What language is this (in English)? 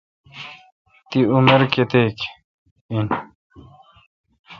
Kalkoti